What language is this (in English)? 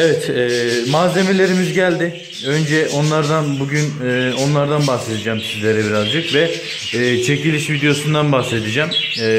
Turkish